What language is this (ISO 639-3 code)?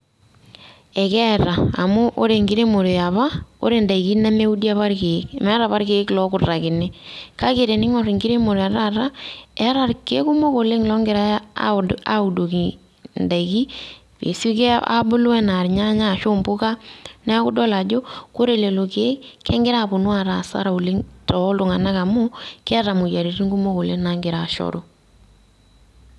mas